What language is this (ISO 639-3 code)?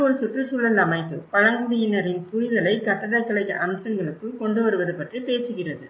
tam